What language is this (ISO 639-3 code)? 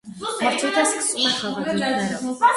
hye